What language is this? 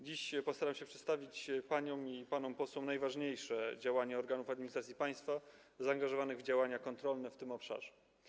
Polish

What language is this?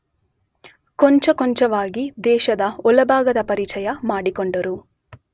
Kannada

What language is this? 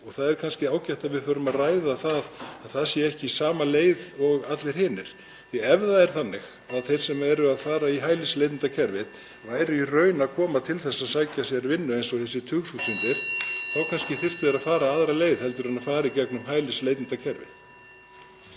Icelandic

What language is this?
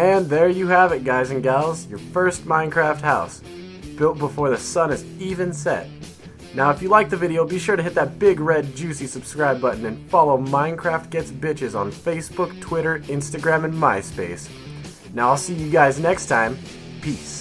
English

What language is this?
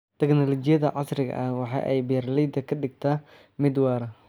Somali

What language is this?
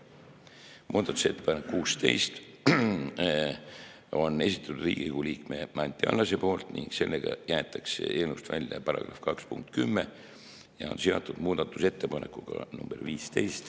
Estonian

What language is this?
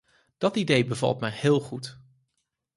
Dutch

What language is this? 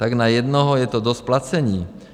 Czech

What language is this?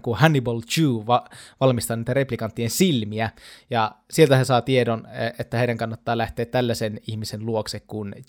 Finnish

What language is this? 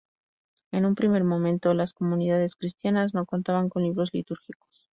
Spanish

